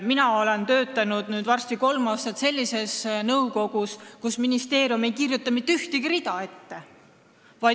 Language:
Estonian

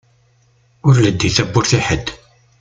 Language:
Kabyle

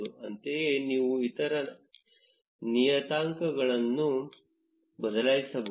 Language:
Kannada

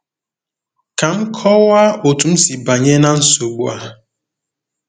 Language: Igbo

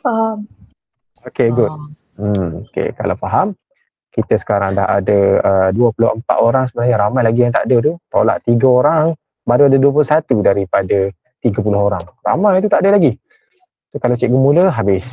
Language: Malay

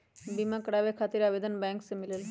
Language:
Magahi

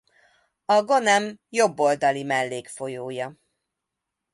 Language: Hungarian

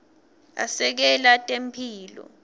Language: Swati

